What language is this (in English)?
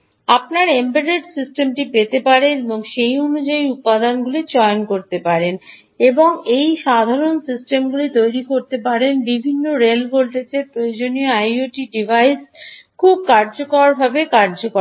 Bangla